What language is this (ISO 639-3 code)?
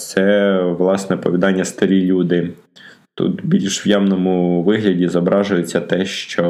ukr